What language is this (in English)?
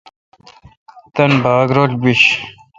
Kalkoti